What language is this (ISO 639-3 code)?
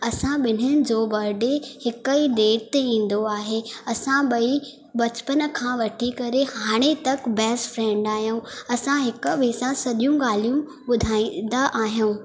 snd